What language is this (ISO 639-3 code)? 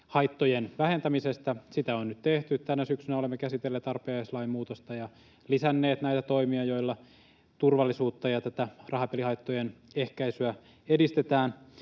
fin